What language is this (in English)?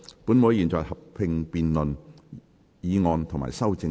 Cantonese